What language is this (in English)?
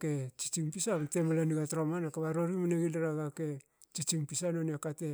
Hakö